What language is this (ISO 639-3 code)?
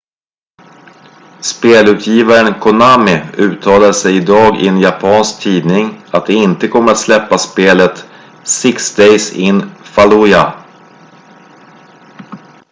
swe